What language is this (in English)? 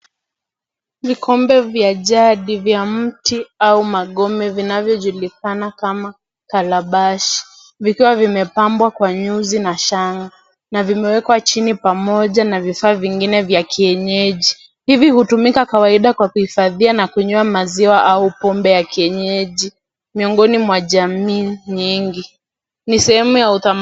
Swahili